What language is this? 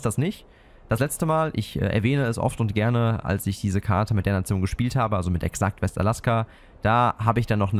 German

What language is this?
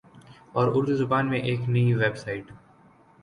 Urdu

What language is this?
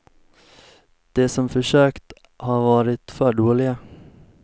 Swedish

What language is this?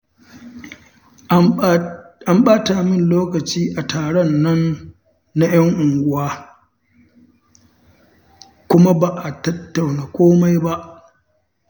Hausa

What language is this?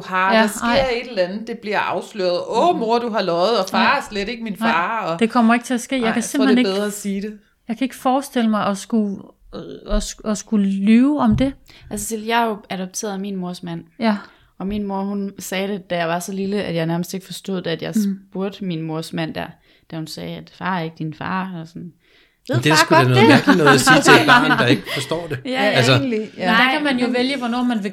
Danish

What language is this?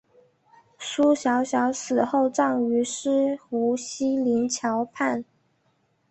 Chinese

